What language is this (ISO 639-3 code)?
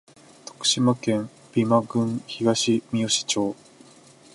jpn